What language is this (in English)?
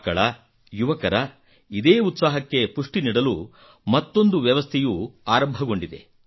Kannada